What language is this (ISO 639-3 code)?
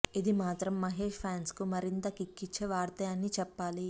tel